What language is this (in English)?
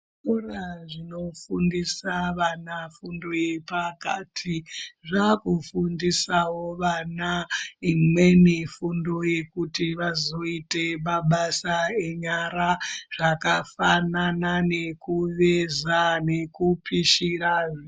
Ndau